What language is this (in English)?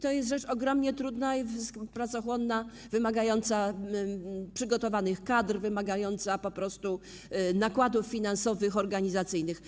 Polish